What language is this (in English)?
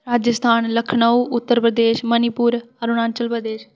Dogri